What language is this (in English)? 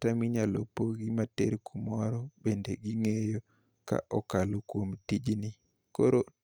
Luo (Kenya and Tanzania)